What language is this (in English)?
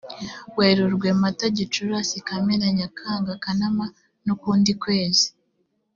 Kinyarwanda